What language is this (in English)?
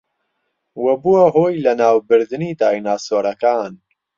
Central Kurdish